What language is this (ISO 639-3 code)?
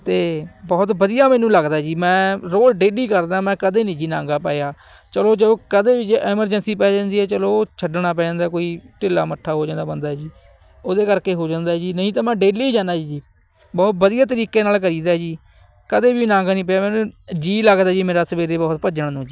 pan